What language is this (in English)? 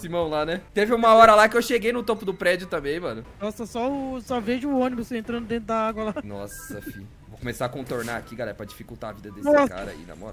Portuguese